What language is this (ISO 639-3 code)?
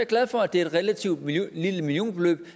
dan